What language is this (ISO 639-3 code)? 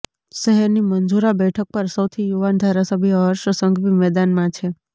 guj